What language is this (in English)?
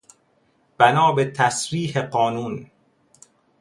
Persian